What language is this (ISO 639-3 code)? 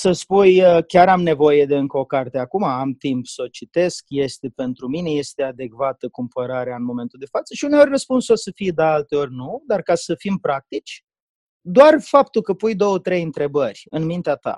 ron